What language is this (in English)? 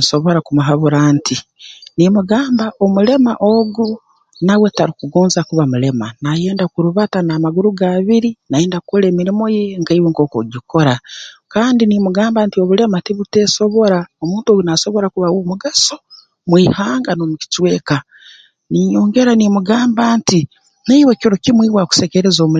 Tooro